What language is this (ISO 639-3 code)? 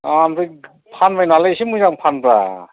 brx